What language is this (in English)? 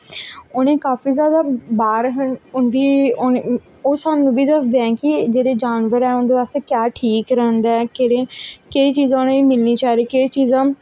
Dogri